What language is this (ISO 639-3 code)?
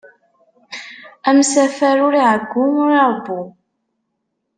kab